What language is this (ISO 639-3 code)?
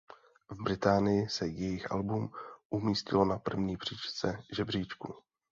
ces